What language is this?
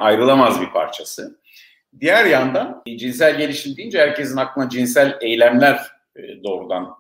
Turkish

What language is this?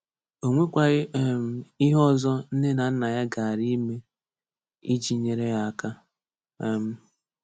Igbo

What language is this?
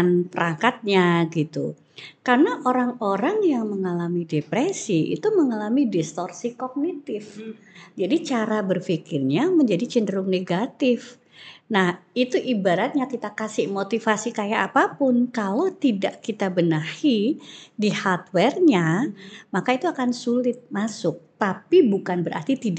Indonesian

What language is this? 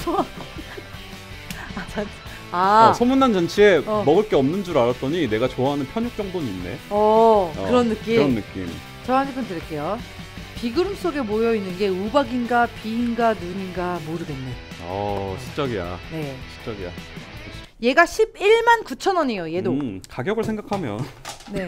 Korean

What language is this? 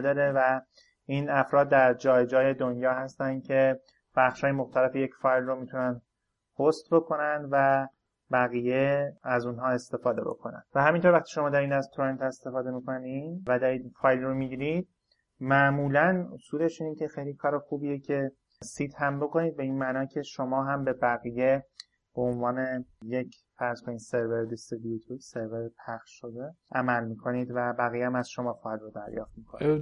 Persian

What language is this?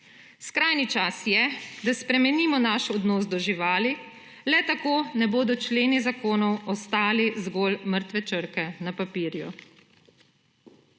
Slovenian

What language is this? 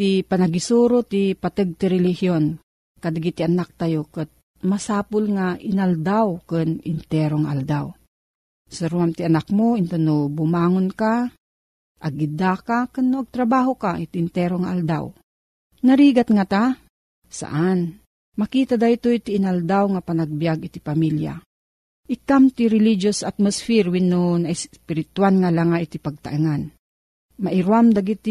Filipino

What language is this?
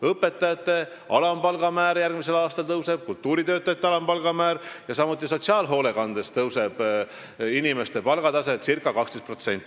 Estonian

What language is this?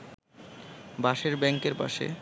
Bangla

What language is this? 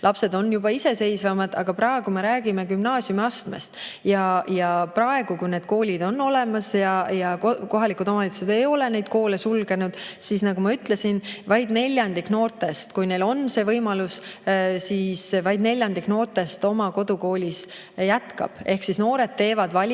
Estonian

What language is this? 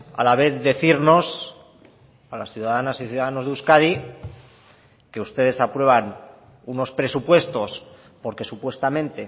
Spanish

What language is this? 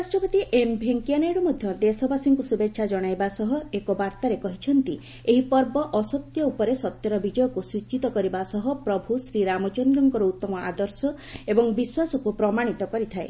Odia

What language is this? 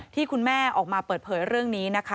Thai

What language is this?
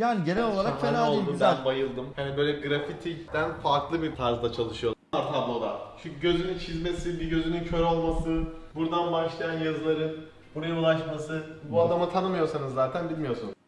Turkish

